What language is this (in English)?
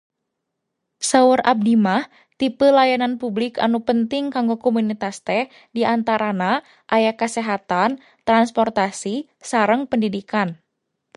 Sundanese